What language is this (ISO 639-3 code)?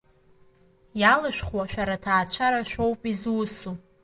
abk